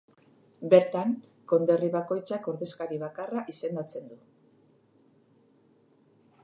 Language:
Basque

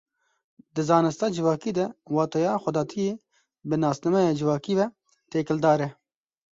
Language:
Kurdish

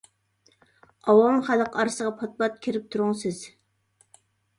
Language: Uyghur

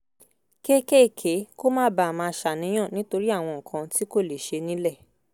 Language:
Yoruba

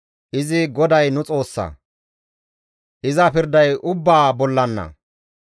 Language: Gamo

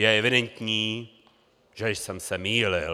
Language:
Czech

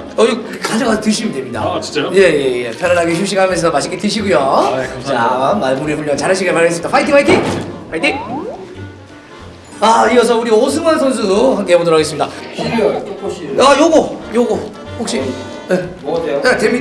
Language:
Korean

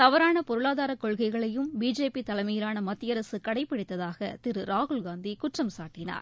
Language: Tamil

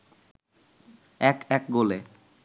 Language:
Bangla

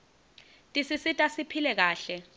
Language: Swati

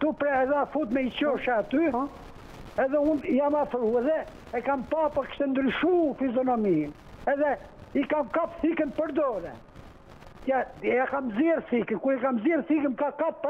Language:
Romanian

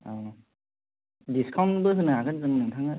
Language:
Bodo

